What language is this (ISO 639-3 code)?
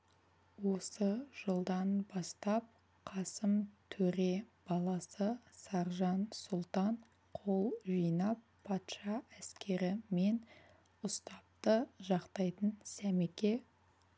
kaz